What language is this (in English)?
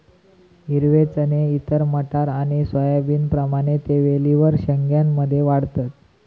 Marathi